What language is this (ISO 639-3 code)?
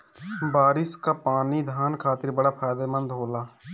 bho